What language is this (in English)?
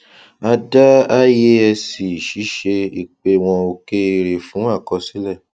Yoruba